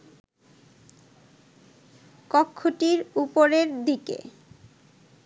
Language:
Bangla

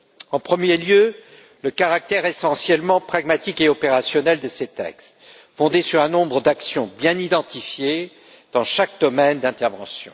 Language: French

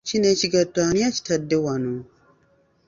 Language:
Ganda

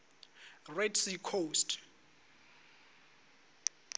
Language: Northern Sotho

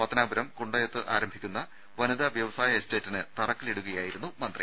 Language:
Malayalam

